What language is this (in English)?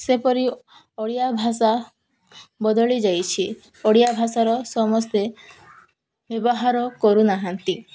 Odia